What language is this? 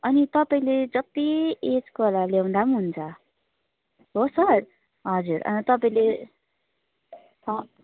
Nepali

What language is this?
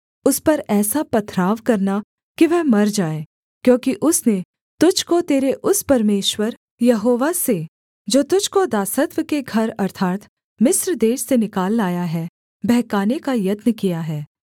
Hindi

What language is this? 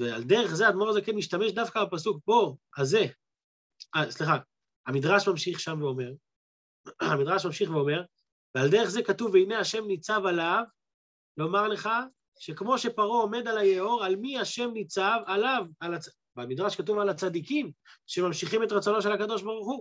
Hebrew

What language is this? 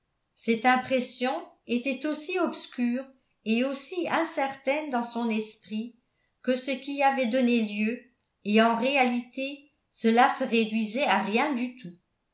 French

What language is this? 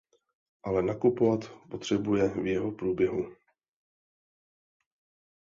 Czech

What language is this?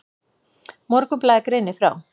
Icelandic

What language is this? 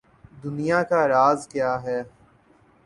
Urdu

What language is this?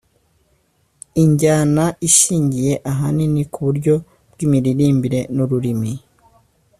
Kinyarwanda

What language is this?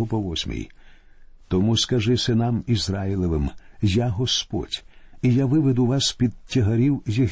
Ukrainian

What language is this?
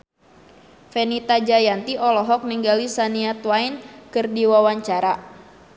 Sundanese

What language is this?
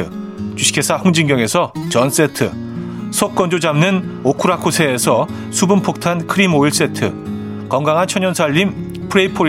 Korean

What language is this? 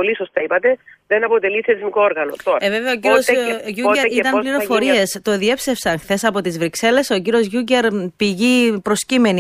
Greek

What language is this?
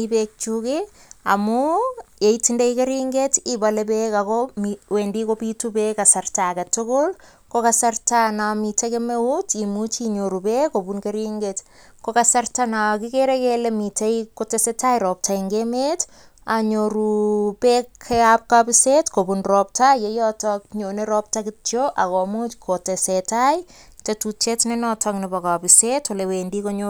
Kalenjin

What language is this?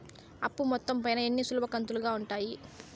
Telugu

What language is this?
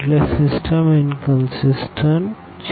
Gujarati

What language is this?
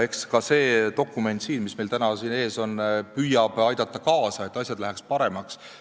Estonian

